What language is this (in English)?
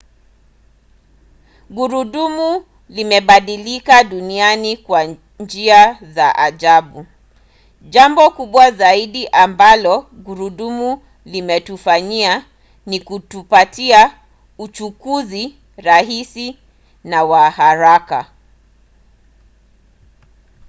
Swahili